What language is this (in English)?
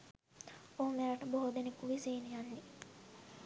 Sinhala